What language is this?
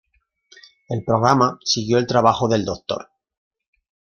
Spanish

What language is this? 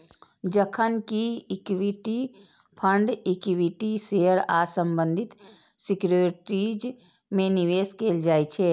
Maithili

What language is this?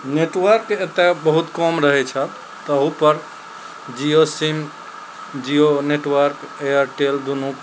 Maithili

